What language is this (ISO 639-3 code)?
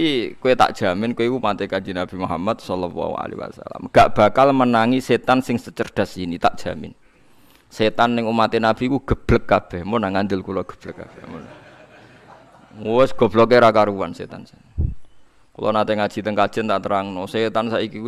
ind